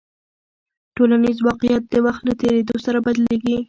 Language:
Pashto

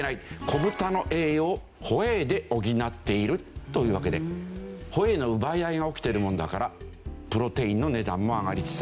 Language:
Japanese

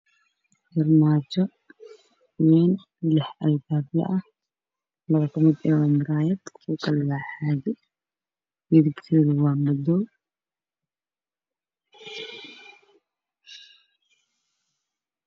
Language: Somali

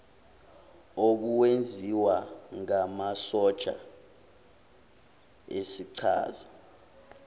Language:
Zulu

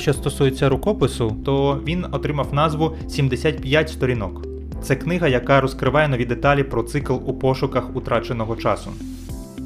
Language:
Ukrainian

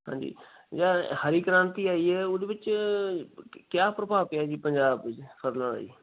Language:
Punjabi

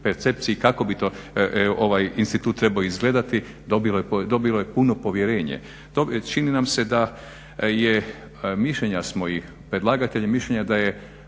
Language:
Croatian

